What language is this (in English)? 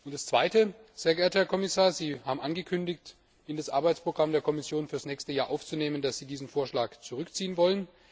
German